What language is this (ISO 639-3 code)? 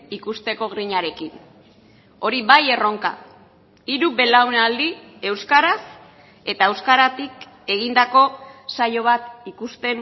eus